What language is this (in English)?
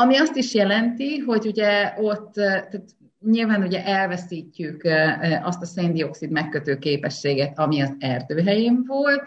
Hungarian